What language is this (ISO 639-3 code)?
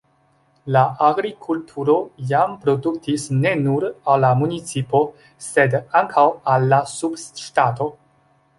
epo